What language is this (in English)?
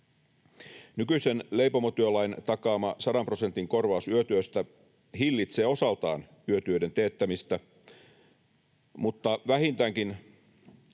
Finnish